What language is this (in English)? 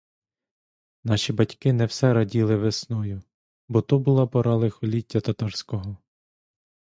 Ukrainian